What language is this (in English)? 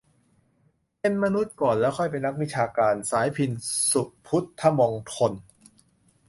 Thai